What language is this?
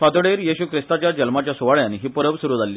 Konkani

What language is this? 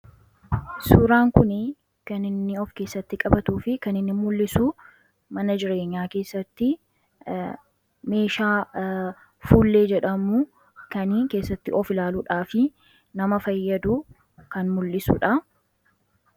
Oromo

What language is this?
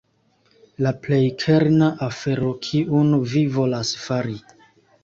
Esperanto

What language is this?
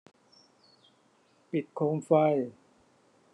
Thai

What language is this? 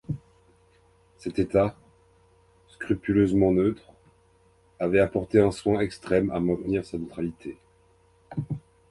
French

